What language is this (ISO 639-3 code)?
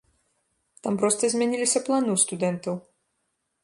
bel